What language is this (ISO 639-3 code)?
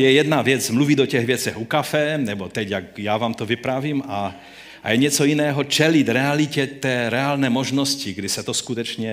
ces